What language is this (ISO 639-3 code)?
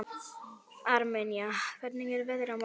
isl